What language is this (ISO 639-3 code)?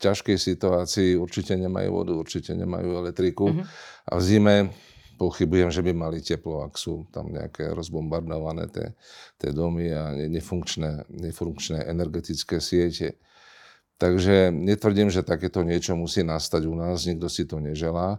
slk